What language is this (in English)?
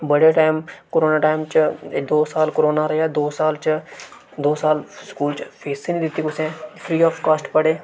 Dogri